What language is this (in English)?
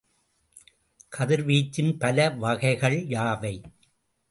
Tamil